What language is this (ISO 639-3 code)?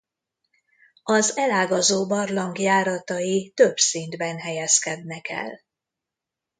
hun